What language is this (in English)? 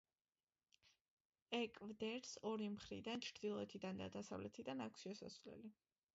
Georgian